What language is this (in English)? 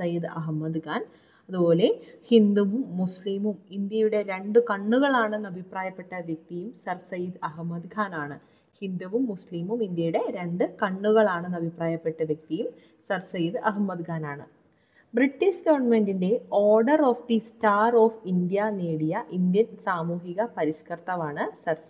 Malayalam